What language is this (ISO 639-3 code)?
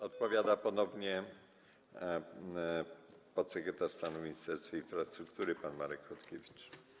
pol